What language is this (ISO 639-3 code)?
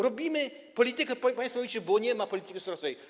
pol